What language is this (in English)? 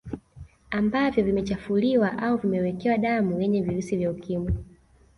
Swahili